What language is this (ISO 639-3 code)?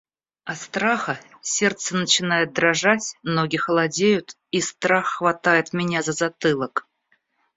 rus